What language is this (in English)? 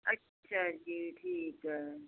Punjabi